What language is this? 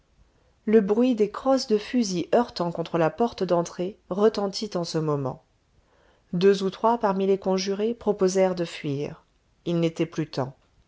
French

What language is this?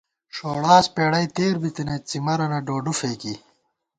Gawar-Bati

